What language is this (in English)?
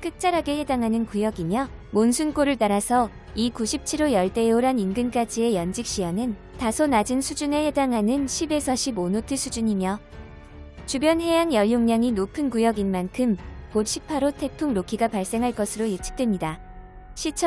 Korean